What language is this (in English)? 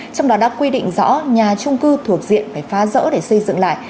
Vietnamese